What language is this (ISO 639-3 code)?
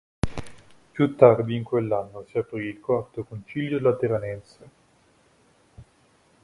ita